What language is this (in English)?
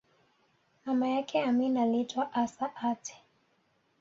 Swahili